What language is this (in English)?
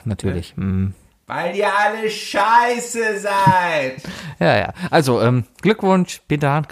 German